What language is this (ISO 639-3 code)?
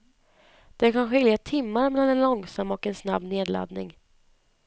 swe